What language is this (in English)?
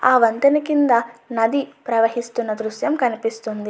Telugu